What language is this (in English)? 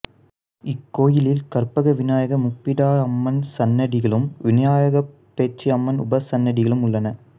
Tamil